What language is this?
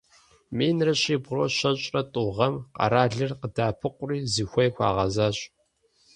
Kabardian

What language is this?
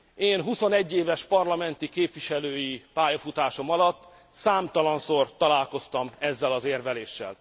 Hungarian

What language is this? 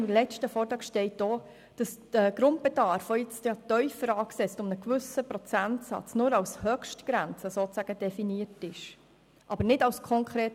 Swiss German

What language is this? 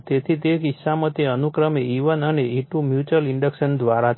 Gujarati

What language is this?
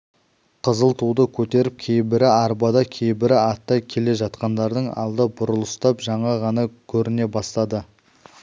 Kazakh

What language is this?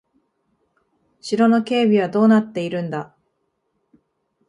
Japanese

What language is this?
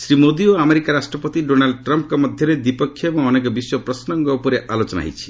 Odia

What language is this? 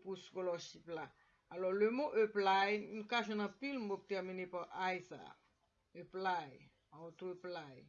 Spanish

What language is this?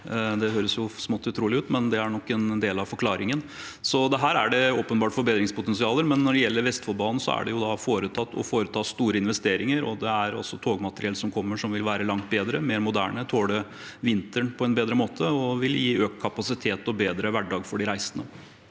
Norwegian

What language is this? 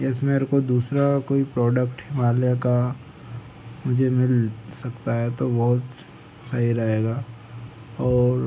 Hindi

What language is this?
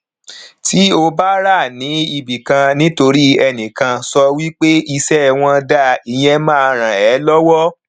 Yoruba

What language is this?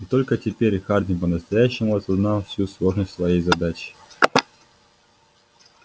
Russian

